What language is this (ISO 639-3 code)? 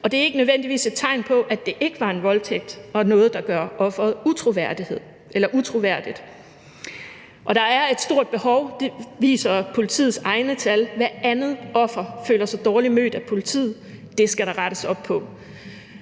dan